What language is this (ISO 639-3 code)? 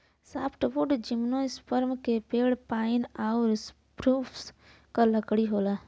bho